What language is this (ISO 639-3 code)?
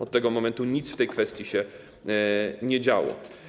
pol